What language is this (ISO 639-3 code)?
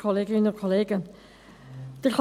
gsw